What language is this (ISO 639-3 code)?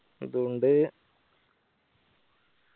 mal